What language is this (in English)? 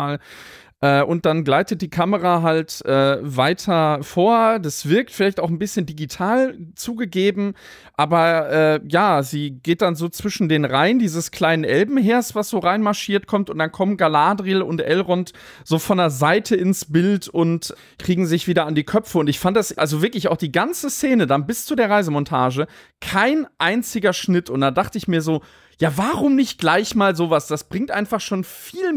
German